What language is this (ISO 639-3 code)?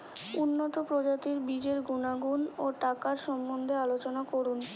ben